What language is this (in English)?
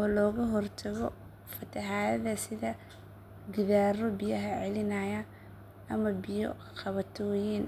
Somali